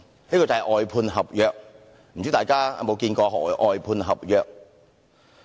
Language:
Cantonese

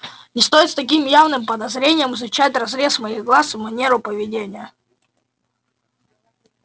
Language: Russian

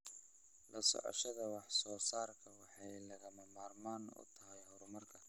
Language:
Somali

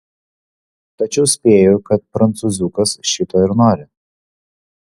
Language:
Lithuanian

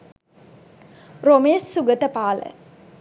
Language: Sinhala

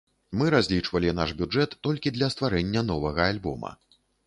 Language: Belarusian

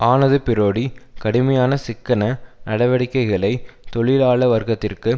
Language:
Tamil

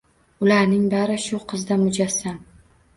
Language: Uzbek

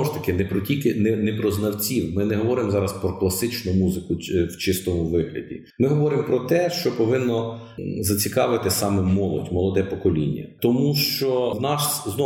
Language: Ukrainian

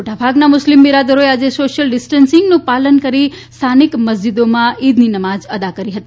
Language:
Gujarati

